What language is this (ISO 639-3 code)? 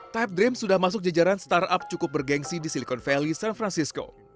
ind